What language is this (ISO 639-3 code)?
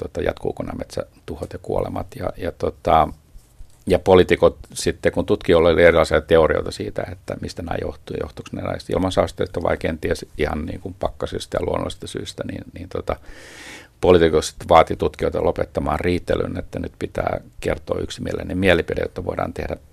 fin